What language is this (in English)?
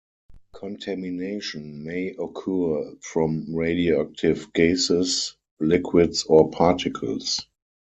English